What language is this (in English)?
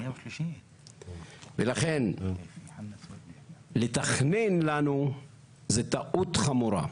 Hebrew